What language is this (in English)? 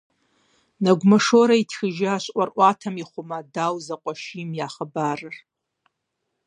Kabardian